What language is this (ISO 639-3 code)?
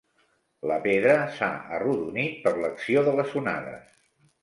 cat